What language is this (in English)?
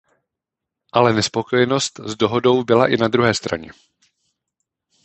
Czech